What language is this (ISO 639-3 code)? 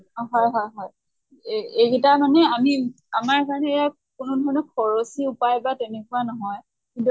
asm